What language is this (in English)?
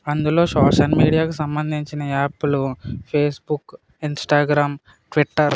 Telugu